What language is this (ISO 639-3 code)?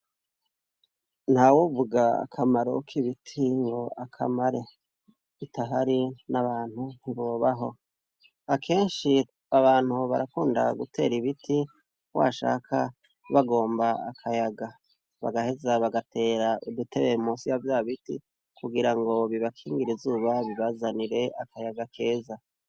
run